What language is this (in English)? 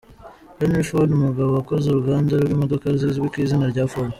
Kinyarwanda